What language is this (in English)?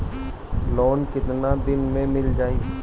Bhojpuri